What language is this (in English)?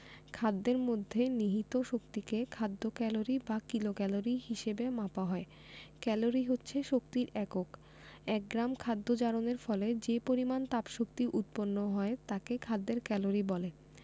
Bangla